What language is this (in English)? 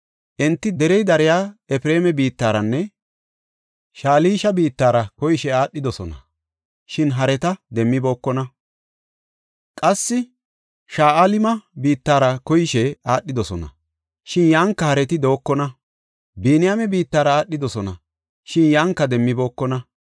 Gofa